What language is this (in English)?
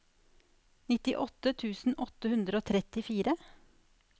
Norwegian